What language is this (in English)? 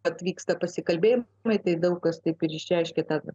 Lithuanian